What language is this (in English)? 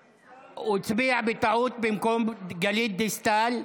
Hebrew